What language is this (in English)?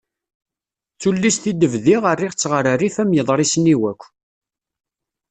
Kabyle